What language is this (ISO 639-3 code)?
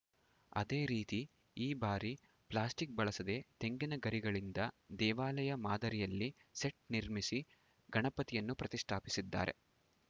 kan